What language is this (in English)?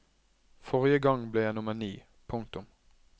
Norwegian